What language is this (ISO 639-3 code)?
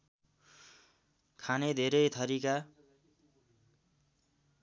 nep